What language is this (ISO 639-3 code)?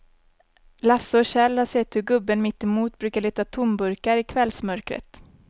swe